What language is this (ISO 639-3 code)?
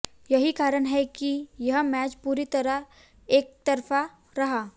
hin